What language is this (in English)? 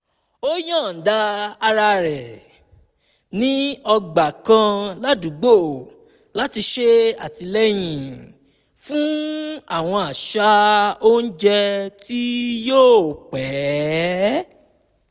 Yoruba